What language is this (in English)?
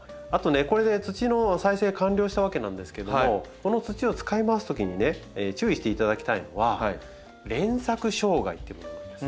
Japanese